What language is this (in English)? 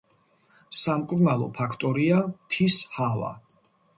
Georgian